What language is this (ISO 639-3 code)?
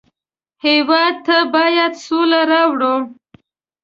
pus